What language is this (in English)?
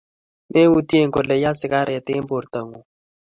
Kalenjin